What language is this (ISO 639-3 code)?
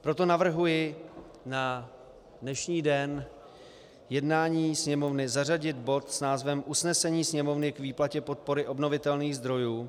ces